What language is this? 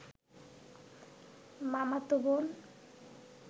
Bangla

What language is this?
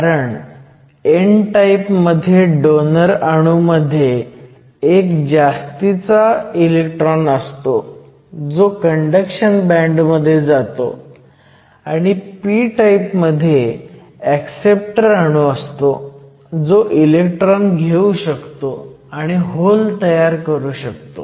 Marathi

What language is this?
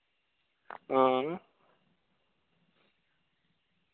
Dogri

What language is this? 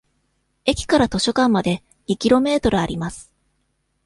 Japanese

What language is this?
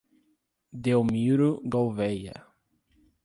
Portuguese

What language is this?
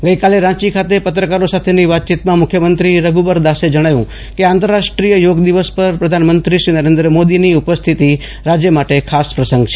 Gujarati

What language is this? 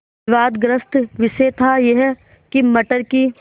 Hindi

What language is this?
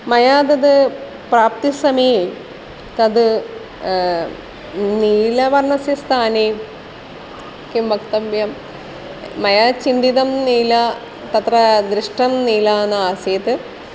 Sanskrit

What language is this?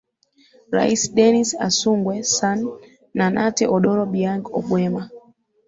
Swahili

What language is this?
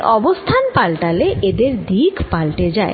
Bangla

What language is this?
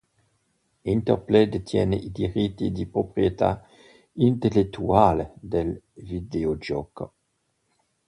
Italian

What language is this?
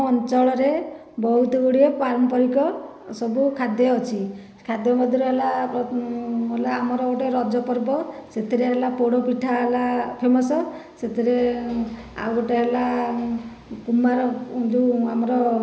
Odia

